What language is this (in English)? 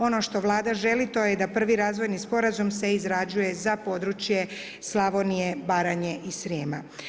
Croatian